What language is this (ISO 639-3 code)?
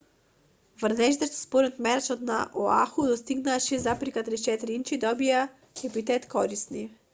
mkd